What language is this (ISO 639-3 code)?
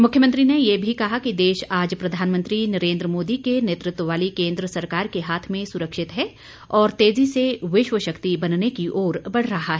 hin